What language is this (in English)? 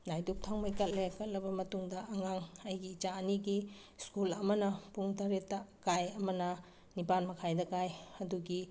Manipuri